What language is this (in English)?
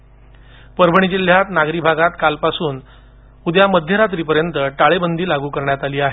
Marathi